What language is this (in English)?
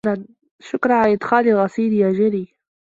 Arabic